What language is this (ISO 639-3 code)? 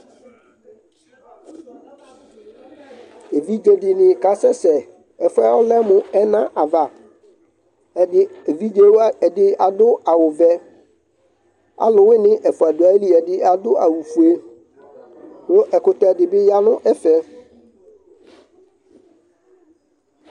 kpo